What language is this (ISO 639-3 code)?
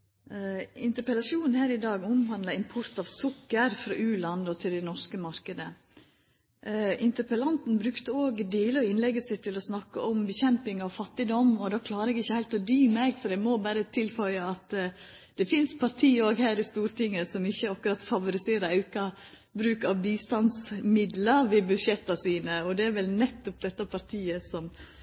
nor